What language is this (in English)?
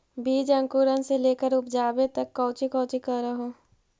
Magahi